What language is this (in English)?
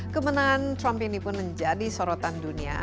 Indonesian